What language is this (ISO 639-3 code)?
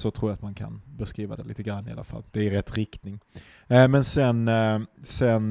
swe